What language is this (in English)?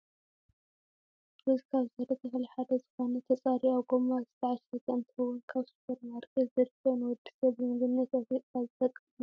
Tigrinya